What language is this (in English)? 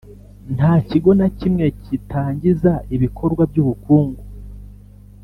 Kinyarwanda